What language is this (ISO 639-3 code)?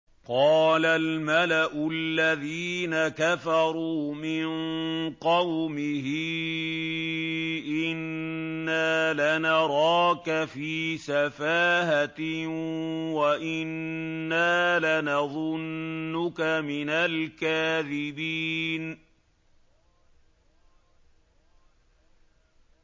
ara